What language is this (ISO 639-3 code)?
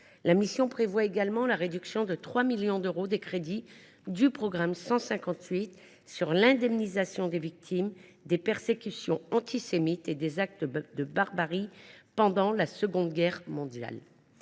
fra